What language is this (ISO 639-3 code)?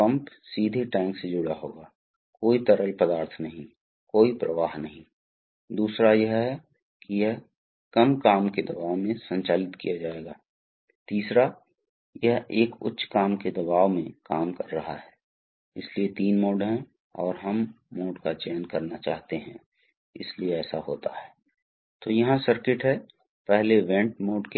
hin